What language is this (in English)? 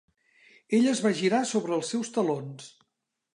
Catalan